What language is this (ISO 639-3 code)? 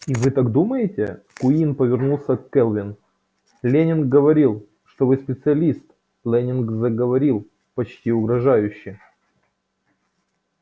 rus